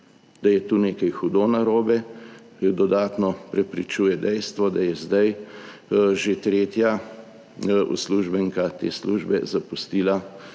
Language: Slovenian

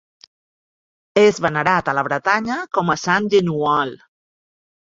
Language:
Catalan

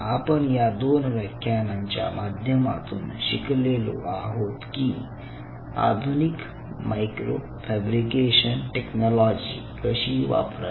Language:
Marathi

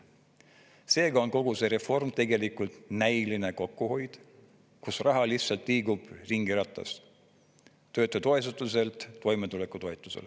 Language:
Estonian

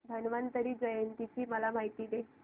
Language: Marathi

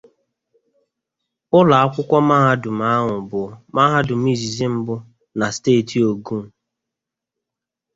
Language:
Igbo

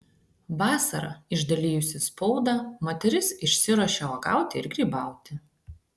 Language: Lithuanian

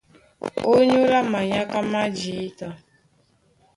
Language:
Duala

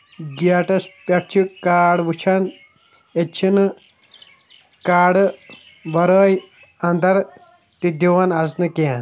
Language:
Kashmiri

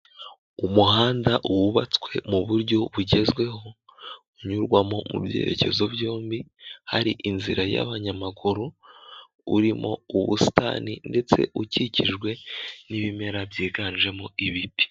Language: Kinyarwanda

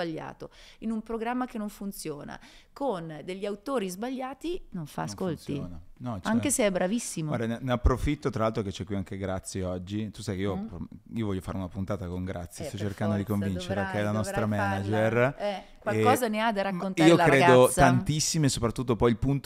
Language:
Italian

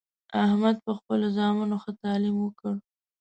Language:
Pashto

